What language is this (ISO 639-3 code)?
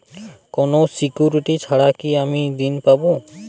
ben